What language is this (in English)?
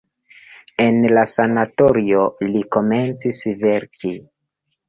Esperanto